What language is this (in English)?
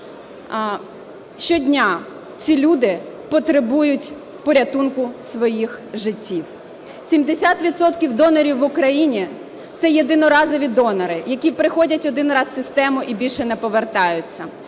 Ukrainian